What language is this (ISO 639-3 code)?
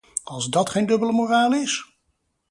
nld